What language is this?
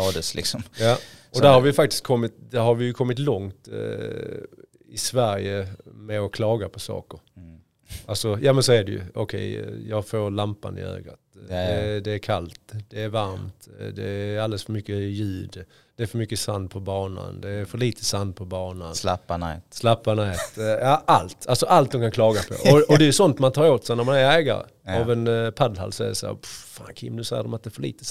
Swedish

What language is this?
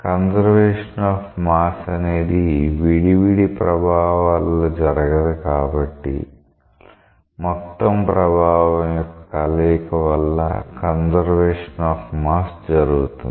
Telugu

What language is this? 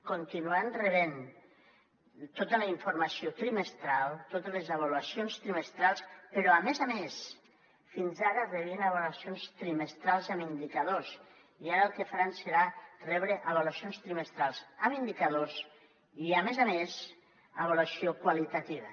Catalan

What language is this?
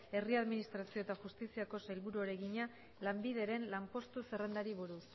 Basque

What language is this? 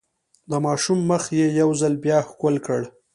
Pashto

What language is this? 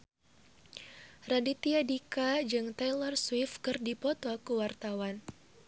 Sundanese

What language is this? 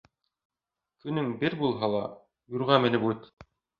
Bashkir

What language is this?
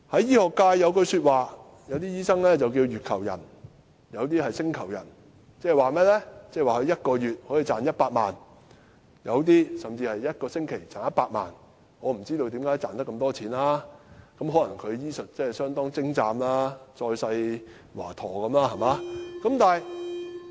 Cantonese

